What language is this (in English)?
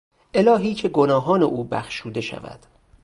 Persian